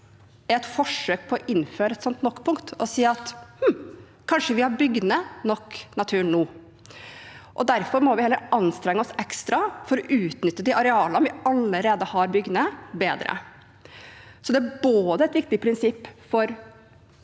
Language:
Norwegian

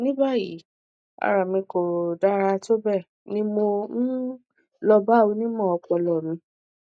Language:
Yoruba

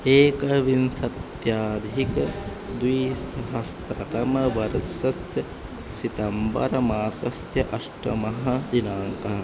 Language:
Sanskrit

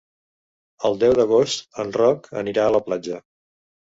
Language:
Catalan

